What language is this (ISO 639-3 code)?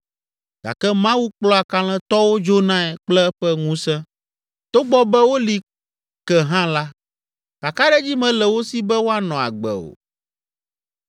ewe